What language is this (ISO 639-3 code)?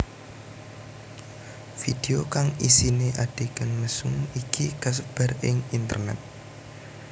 jav